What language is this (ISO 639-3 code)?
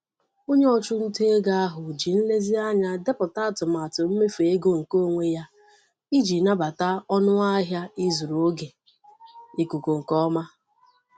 ibo